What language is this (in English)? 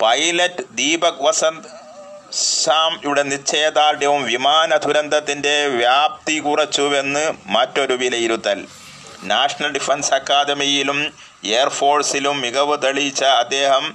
Malayalam